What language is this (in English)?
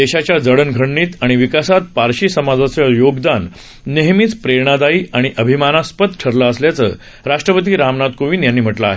Marathi